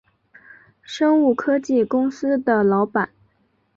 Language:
Chinese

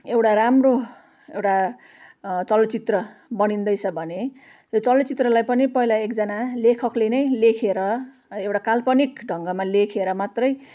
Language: Nepali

